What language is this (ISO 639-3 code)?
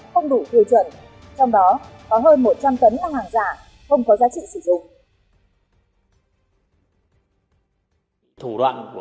vie